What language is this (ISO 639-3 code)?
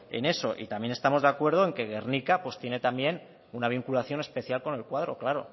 spa